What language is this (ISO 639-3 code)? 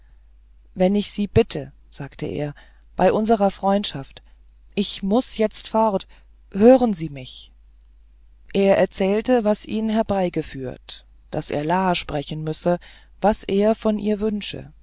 deu